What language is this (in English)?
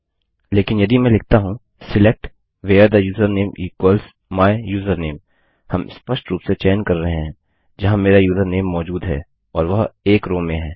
Hindi